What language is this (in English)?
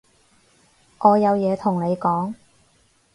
Cantonese